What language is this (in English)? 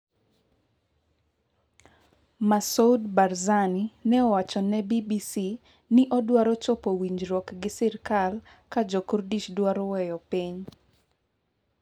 Luo (Kenya and Tanzania)